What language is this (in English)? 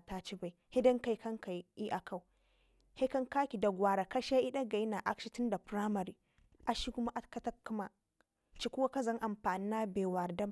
Ngizim